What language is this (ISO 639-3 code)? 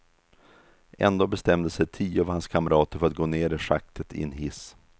swe